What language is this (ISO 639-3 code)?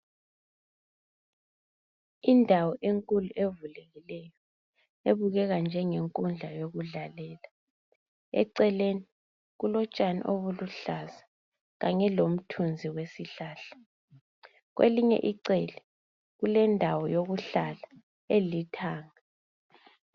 nde